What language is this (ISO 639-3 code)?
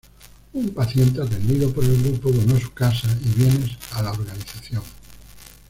spa